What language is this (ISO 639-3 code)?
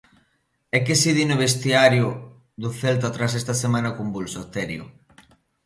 glg